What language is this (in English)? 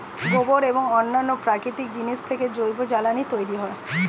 Bangla